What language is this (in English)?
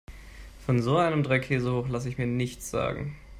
German